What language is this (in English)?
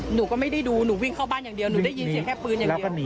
Thai